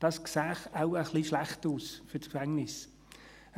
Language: Swiss German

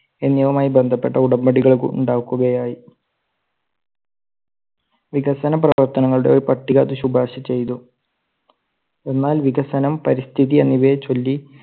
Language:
Malayalam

